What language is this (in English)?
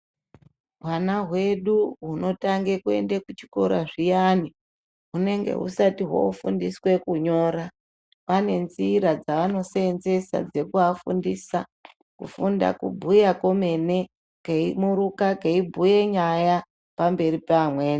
Ndau